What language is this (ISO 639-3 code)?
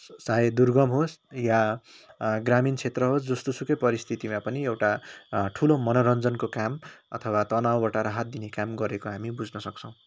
nep